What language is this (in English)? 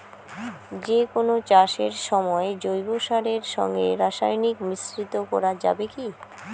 Bangla